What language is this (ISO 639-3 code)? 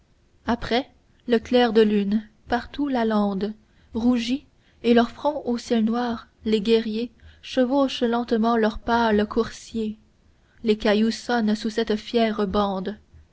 fra